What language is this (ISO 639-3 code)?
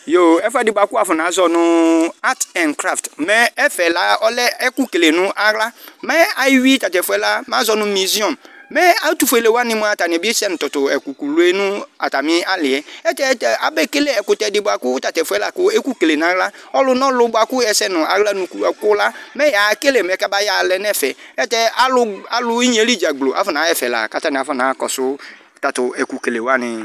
kpo